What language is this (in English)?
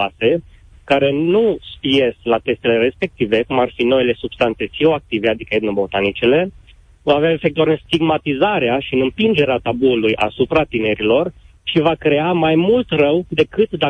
Romanian